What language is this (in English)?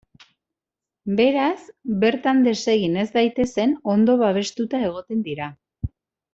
Basque